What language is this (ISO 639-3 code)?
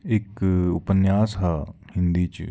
doi